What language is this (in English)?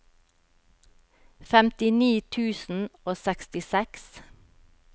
Norwegian